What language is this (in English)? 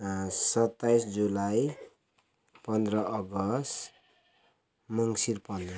Nepali